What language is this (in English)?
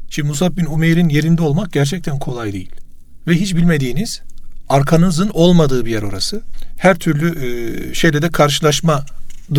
Turkish